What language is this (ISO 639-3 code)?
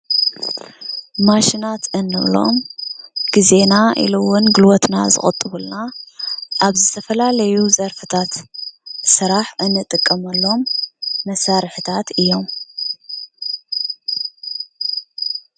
tir